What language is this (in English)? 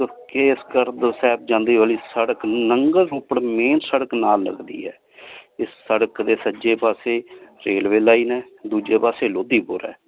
Punjabi